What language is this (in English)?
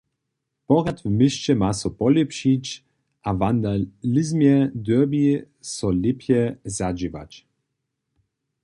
Upper Sorbian